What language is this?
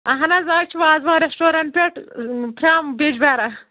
Kashmiri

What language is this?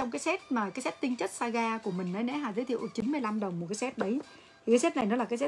Vietnamese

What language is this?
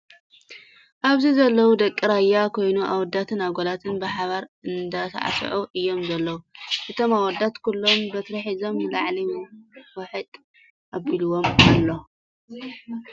Tigrinya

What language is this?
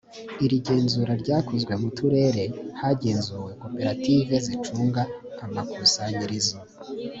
Kinyarwanda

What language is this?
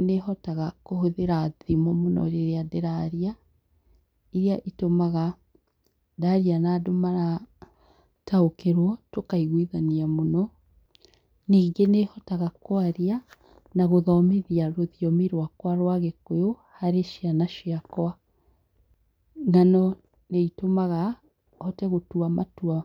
Kikuyu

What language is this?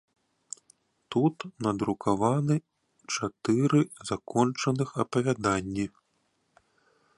Belarusian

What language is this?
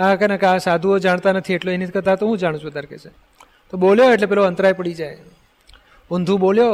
Gujarati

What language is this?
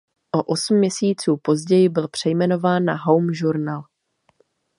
Czech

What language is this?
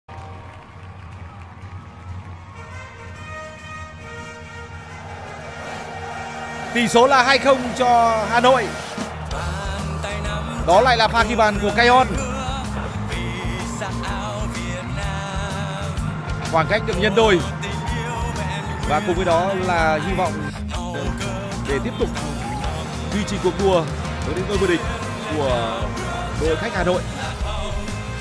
Vietnamese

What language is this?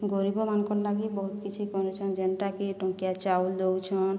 Odia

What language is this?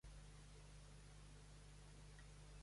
Catalan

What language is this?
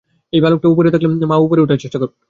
Bangla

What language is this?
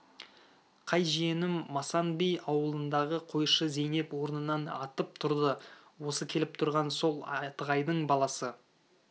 Kazakh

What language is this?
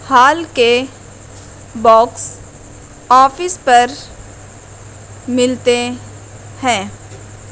Urdu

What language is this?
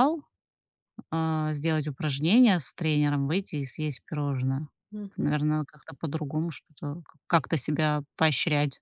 Russian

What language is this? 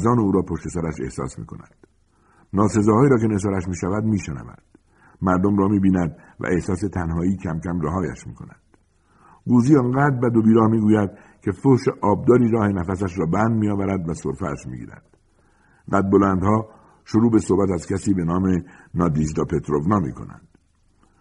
Persian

